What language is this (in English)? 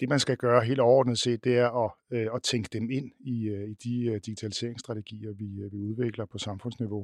Danish